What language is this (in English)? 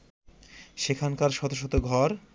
Bangla